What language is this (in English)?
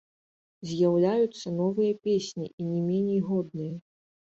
Belarusian